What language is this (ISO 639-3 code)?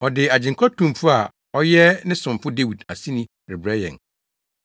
aka